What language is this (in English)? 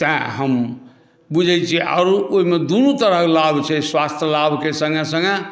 Maithili